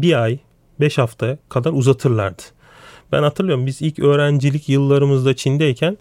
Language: Turkish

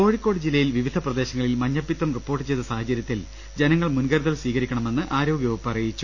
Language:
Malayalam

